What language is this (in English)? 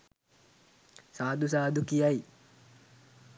Sinhala